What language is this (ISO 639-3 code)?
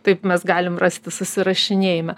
lit